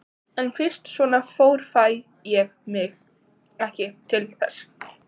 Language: Icelandic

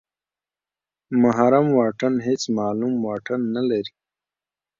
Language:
Pashto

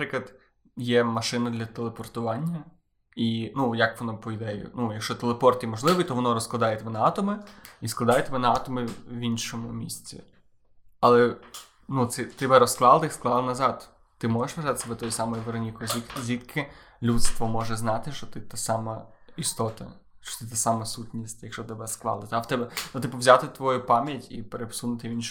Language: Ukrainian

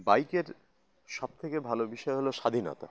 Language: Bangla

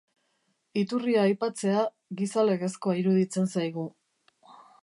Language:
Basque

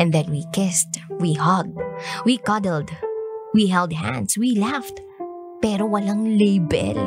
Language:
Filipino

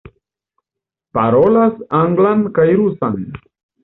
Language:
Esperanto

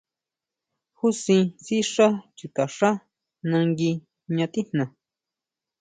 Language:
Huautla Mazatec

